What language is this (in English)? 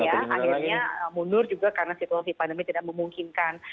Indonesian